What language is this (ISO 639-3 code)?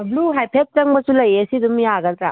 mni